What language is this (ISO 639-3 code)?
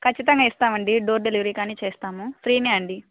tel